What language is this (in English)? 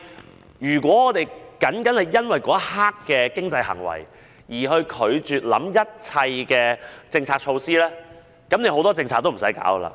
Cantonese